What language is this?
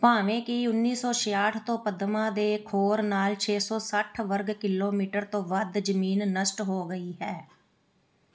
Punjabi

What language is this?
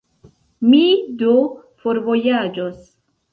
Esperanto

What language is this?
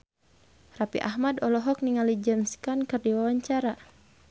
Sundanese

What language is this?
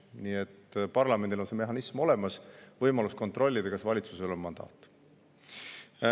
Estonian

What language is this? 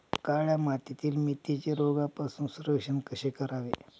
Marathi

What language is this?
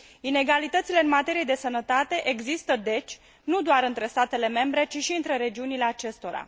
Romanian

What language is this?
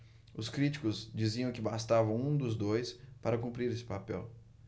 Portuguese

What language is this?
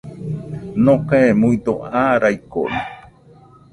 Nüpode Huitoto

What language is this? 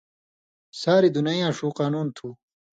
Indus Kohistani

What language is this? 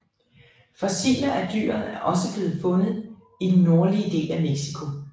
Danish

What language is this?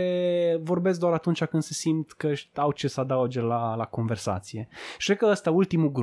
Romanian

